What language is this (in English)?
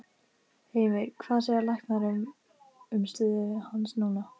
Icelandic